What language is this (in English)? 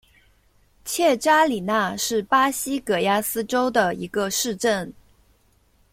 Chinese